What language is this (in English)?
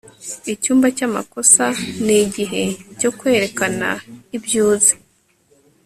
Kinyarwanda